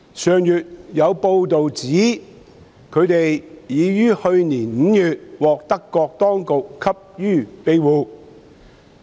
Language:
Cantonese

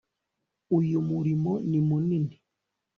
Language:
Kinyarwanda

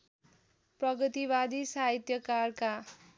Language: Nepali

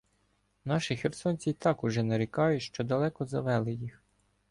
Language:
Ukrainian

